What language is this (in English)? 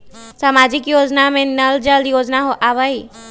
Magahi